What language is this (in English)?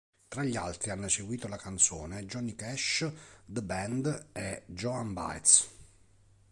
Italian